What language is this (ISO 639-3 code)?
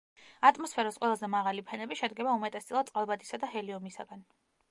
kat